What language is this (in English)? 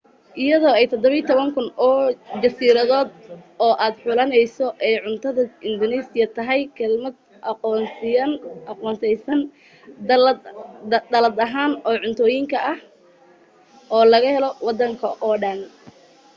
Somali